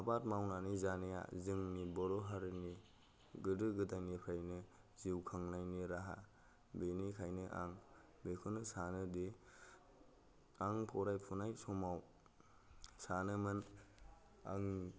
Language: Bodo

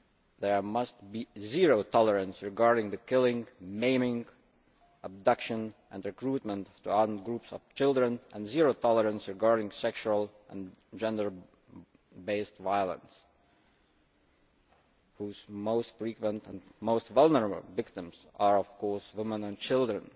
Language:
English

